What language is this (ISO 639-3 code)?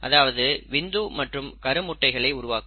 tam